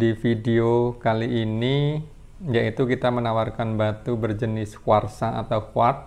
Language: Indonesian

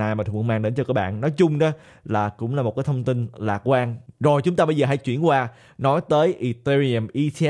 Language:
Vietnamese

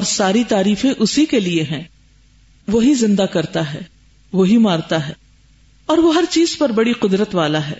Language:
Urdu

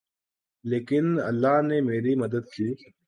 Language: Urdu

